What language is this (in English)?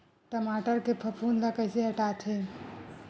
Chhattisgarhi